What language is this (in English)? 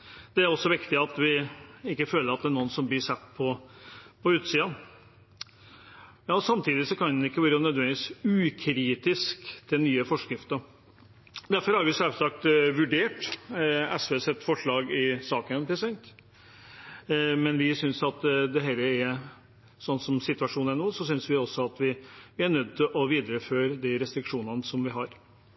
Norwegian Bokmål